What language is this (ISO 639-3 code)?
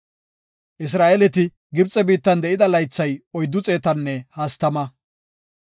gof